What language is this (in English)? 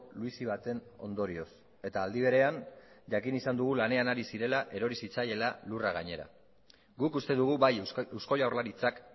Basque